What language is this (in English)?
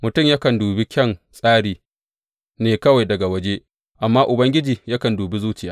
Hausa